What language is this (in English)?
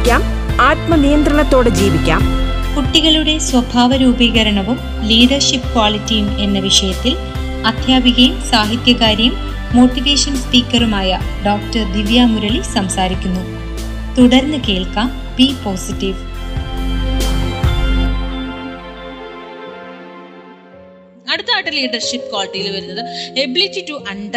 Malayalam